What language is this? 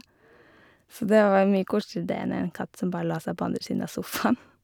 Norwegian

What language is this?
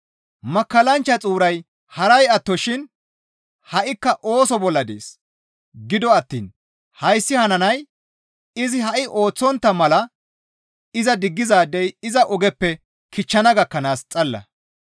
Gamo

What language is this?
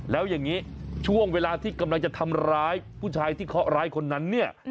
Thai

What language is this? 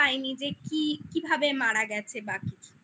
Bangla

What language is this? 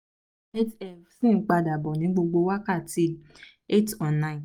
Yoruba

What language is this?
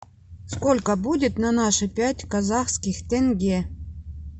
Russian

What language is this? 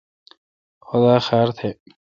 Kalkoti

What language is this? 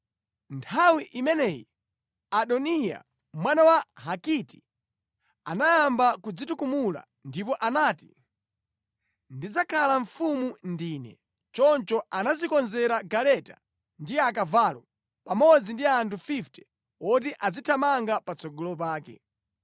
Nyanja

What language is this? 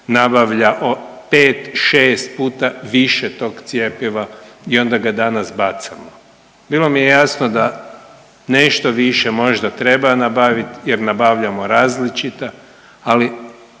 Croatian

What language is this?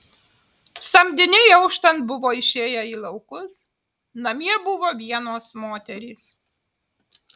Lithuanian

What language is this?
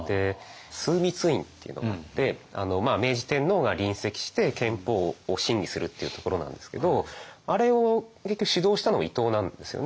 Japanese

